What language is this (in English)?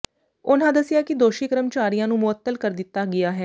Punjabi